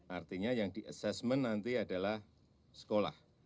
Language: Indonesian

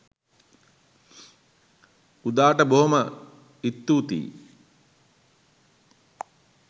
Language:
Sinhala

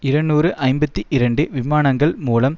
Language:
Tamil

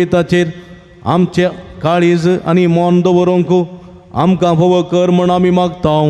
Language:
Marathi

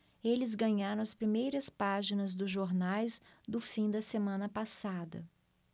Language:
Portuguese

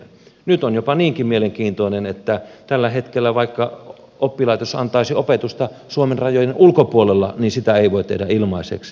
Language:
Finnish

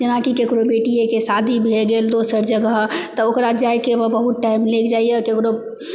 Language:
Maithili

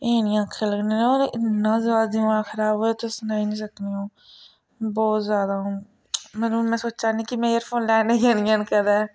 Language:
Dogri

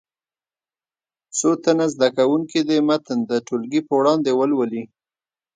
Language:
Pashto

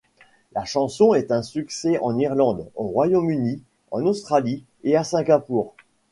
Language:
French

